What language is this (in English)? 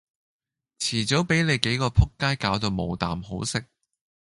Cantonese